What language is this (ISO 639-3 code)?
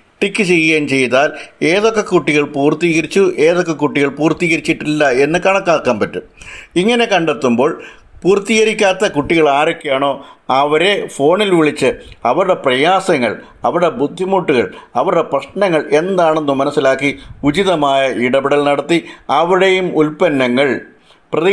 mal